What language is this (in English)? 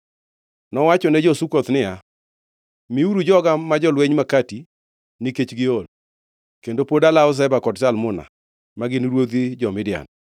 Luo (Kenya and Tanzania)